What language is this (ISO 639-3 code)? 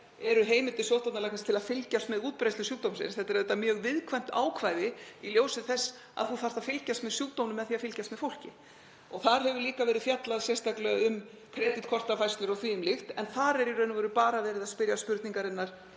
isl